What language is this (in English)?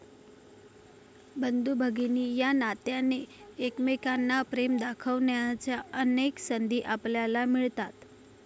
Marathi